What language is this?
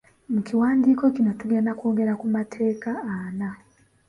Ganda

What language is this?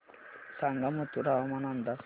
Marathi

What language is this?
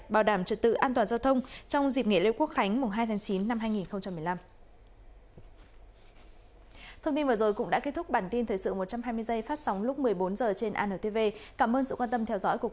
Vietnamese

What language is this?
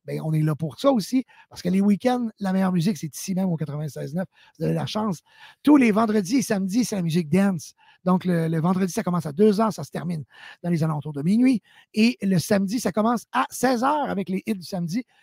French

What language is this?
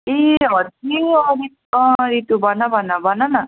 Nepali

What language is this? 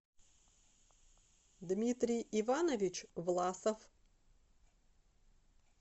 Russian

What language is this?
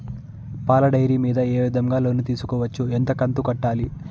Telugu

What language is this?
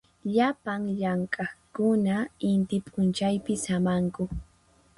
Puno Quechua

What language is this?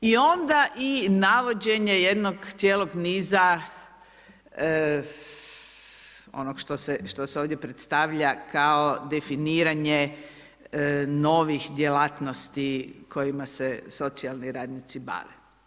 Croatian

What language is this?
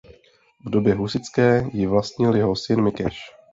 Czech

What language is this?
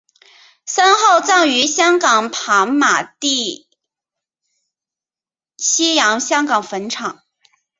Chinese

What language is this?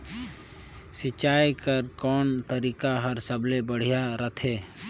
Chhattisgarhi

